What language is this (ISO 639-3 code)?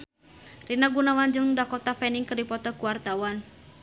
sun